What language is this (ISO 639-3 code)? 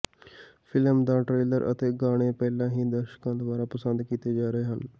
pan